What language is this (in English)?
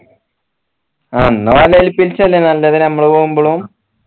Malayalam